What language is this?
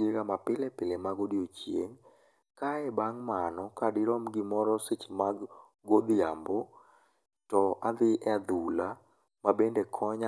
Luo (Kenya and Tanzania)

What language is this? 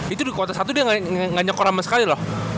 Indonesian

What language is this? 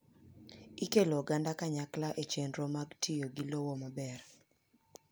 Luo (Kenya and Tanzania)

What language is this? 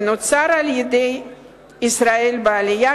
Hebrew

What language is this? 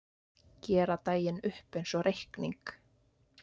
Icelandic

